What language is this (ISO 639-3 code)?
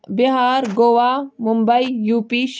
kas